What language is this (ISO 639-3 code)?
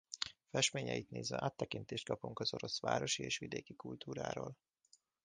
hun